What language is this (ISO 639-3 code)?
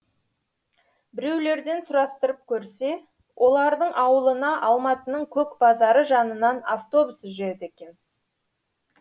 kaz